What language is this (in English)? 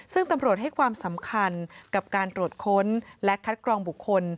Thai